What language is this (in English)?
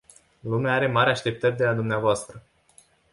Romanian